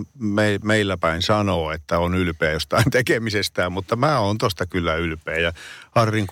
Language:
Finnish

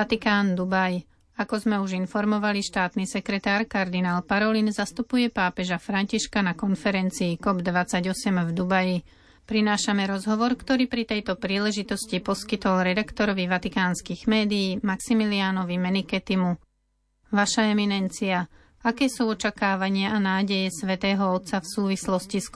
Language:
Slovak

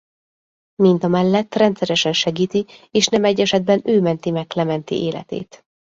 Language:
Hungarian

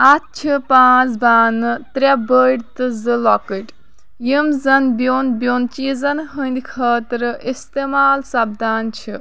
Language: Kashmiri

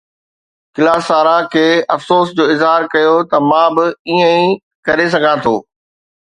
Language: Sindhi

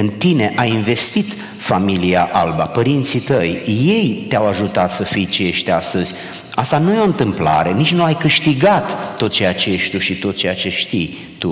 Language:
Romanian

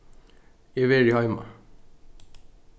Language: Faroese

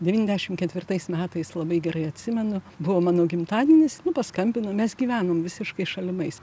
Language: Lithuanian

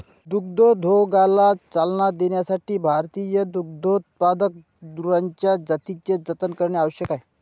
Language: Marathi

